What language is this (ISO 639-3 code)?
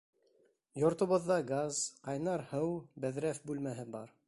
bak